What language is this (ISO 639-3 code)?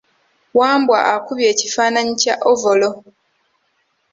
lug